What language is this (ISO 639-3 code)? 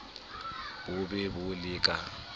sot